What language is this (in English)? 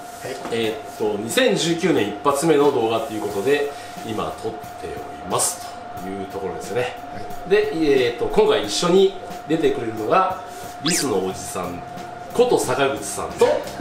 Japanese